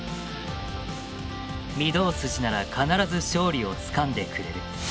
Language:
Japanese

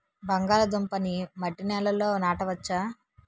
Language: Telugu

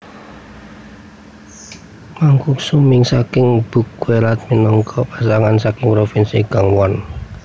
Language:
Javanese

